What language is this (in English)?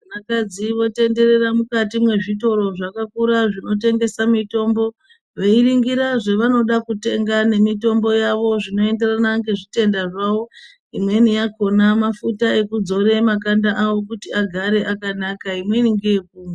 Ndau